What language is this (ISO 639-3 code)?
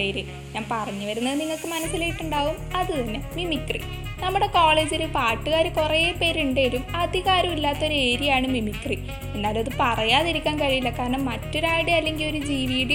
mal